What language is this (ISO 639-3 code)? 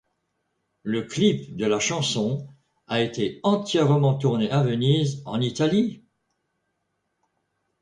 fra